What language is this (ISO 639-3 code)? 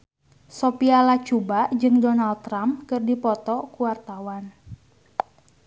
sun